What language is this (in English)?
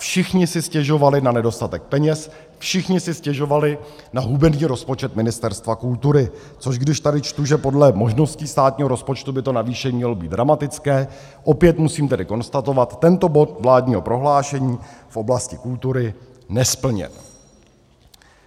Czech